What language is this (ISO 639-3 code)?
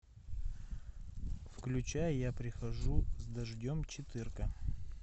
rus